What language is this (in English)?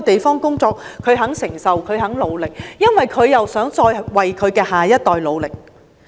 Cantonese